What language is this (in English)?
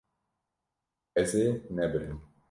Kurdish